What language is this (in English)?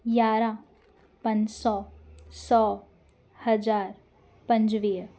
Sindhi